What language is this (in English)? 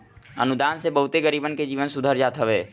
Bhojpuri